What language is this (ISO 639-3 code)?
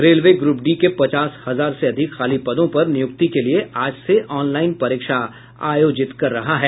hin